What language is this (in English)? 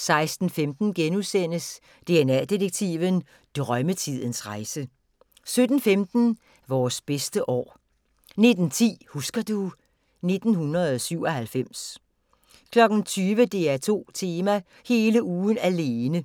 Danish